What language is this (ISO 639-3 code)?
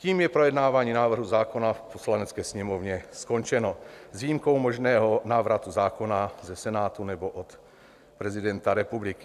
ces